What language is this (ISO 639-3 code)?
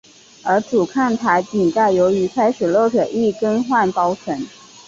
zho